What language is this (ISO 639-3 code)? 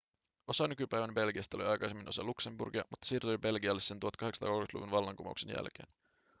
fin